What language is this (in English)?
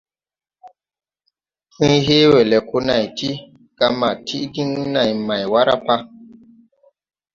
Tupuri